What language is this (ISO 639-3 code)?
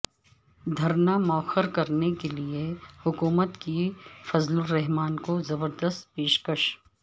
urd